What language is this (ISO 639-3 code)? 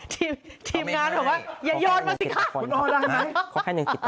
tha